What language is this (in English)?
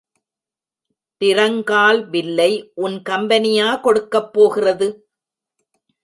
Tamil